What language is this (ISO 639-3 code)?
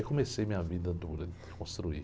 por